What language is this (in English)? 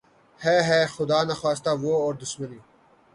Urdu